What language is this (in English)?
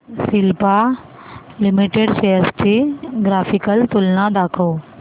Marathi